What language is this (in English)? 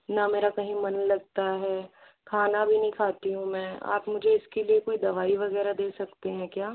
Hindi